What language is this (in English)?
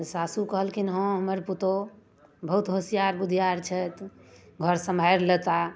Maithili